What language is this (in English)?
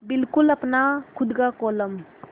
Hindi